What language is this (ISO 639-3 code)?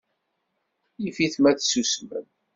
kab